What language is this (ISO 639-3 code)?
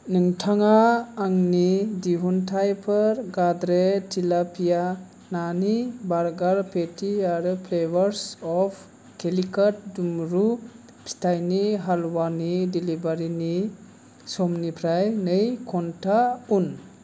brx